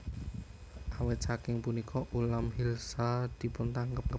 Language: Javanese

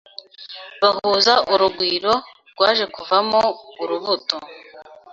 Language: Kinyarwanda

